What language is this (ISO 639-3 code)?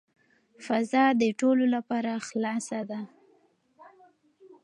pus